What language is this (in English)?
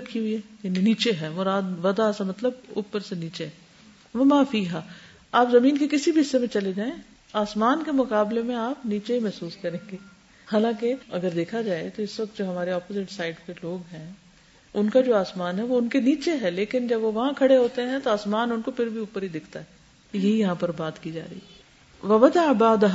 Urdu